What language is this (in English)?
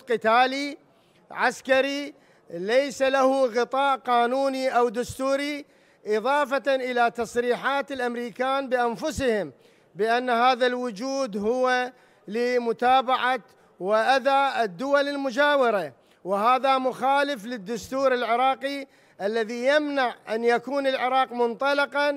Arabic